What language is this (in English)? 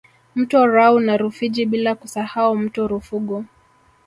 Swahili